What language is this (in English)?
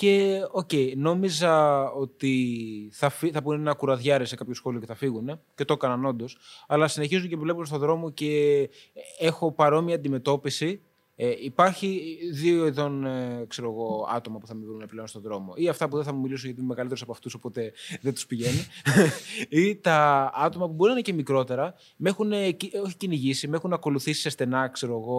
Greek